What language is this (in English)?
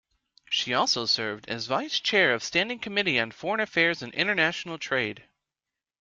English